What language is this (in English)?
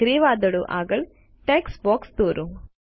Gujarati